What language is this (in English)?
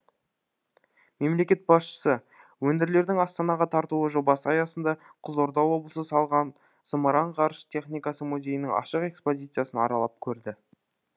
Kazakh